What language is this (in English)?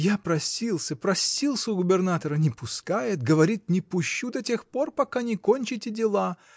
Russian